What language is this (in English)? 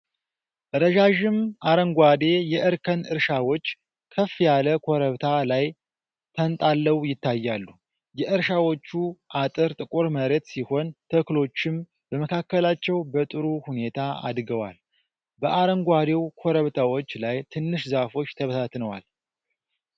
Amharic